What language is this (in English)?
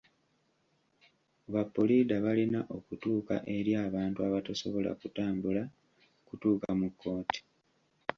Ganda